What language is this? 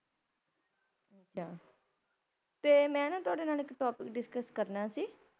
Punjabi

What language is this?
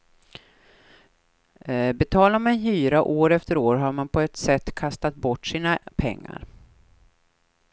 Swedish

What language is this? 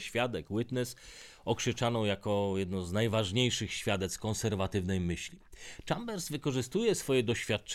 Polish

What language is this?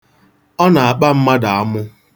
Igbo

